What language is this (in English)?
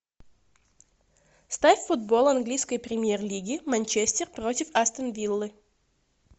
Russian